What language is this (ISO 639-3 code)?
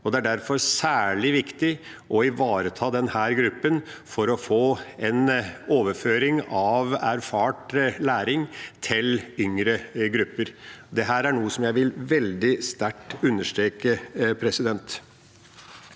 nor